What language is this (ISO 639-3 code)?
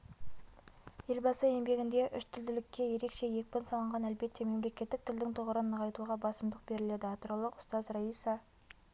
kaz